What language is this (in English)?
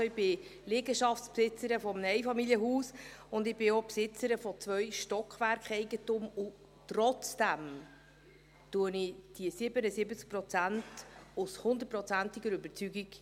Swiss German